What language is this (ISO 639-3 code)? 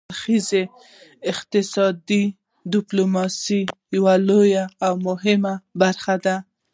pus